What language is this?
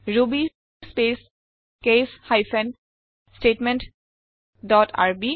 Assamese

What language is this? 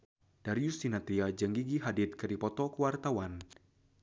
Sundanese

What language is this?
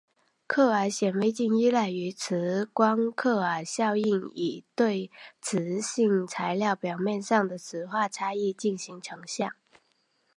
Chinese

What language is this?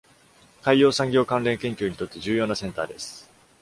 Japanese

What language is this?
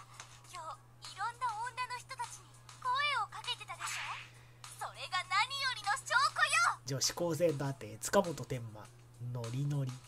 Japanese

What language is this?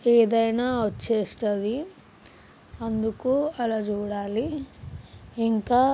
Telugu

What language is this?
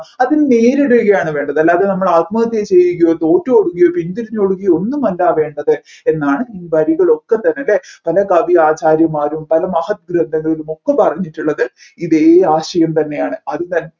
Malayalam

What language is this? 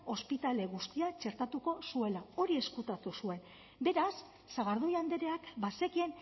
Basque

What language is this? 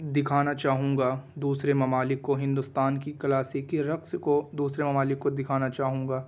Urdu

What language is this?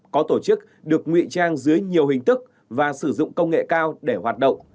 Vietnamese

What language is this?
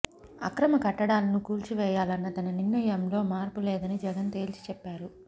Telugu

